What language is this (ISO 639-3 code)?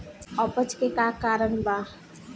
bho